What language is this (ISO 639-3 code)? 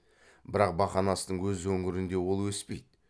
kaz